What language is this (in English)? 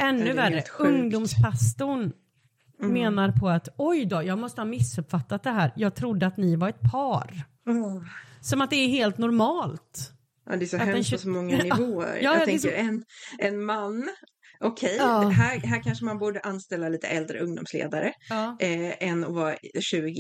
Swedish